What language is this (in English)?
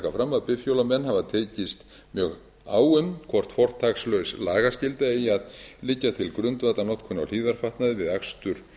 Icelandic